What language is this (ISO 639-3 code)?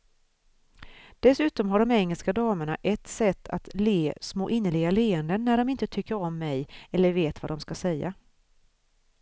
swe